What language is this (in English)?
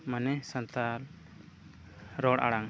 Santali